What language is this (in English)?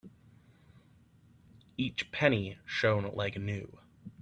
English